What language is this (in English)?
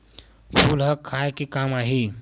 Chhattisgarhi